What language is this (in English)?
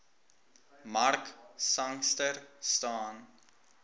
Afrikaans